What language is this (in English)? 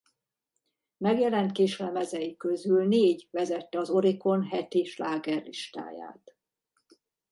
Hungarian